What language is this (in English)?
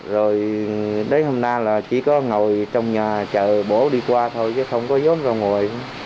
Vietnamese